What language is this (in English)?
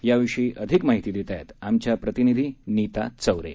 Marathi